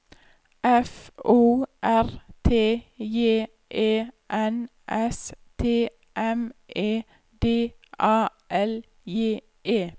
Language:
Norwegian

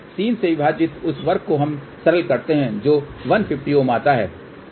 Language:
Hindi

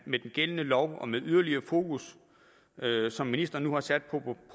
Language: Danish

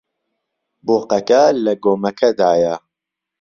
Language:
Central Kurdish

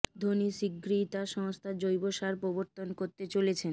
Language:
Bangla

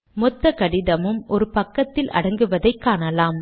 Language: Tamil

